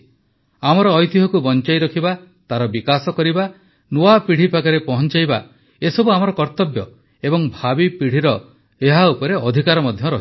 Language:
Odia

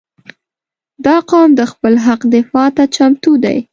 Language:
Pashto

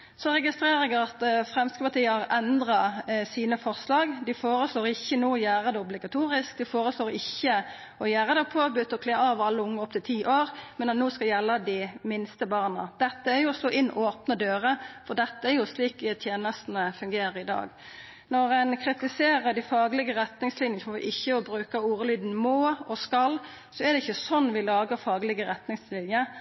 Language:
Norwegian Nynorsk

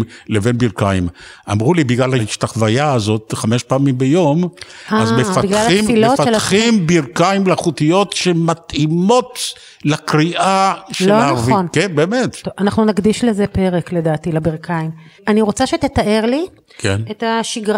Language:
Hebrew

